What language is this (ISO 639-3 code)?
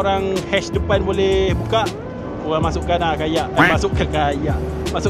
msa